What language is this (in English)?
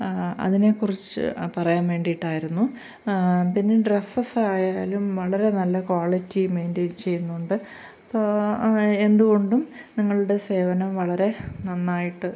Malayalam